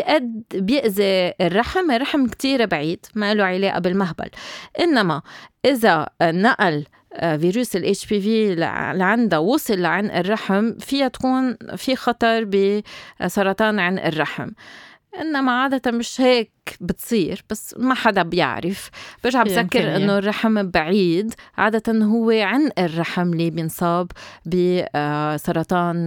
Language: Arabic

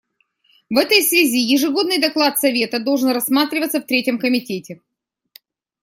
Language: Russian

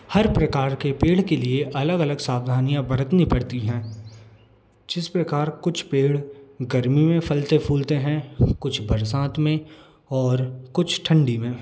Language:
Hindi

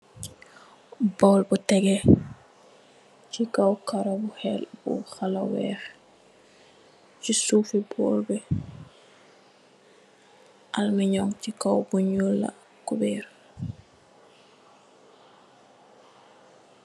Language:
Wolof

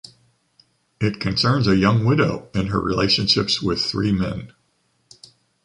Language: English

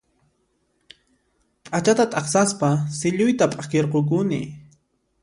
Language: Puno Quechua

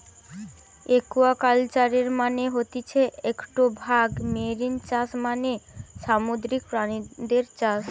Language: Bangla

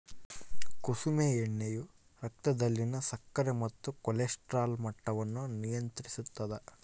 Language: Kannada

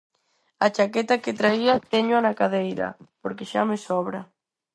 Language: Galician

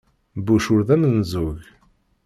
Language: Kabyle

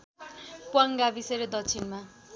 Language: Nepali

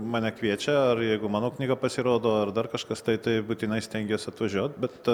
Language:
Lithuanian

